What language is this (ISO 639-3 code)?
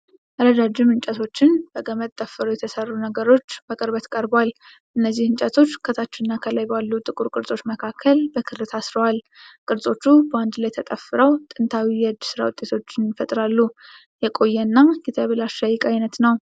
amh